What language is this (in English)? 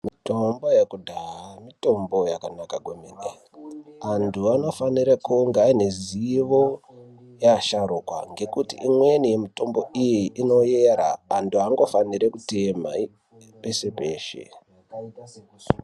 Ndau